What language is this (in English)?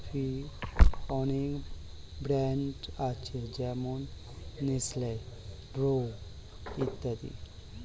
Bangla